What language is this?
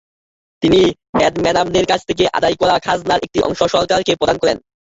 Bangla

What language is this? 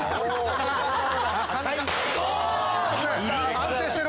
Japanese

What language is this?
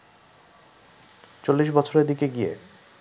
Bangla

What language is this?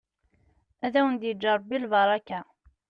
Kabyle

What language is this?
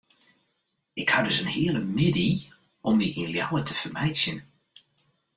Western Frisian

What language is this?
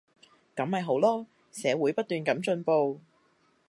Cantonese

